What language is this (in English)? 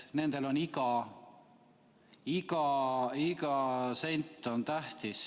Estonian